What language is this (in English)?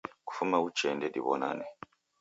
Taita